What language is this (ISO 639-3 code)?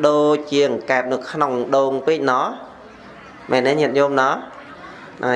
vie